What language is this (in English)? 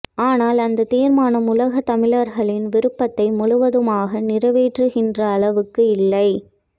Tamil